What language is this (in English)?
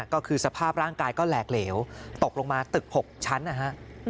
Thai